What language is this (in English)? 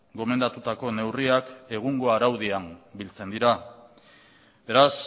Basque